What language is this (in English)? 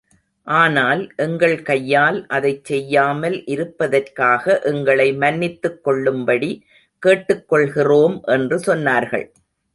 Tamil